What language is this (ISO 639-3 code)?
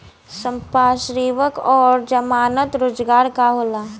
bho